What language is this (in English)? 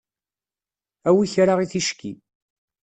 Kabyle